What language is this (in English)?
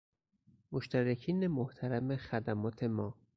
Persian